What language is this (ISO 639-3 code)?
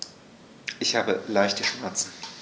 deu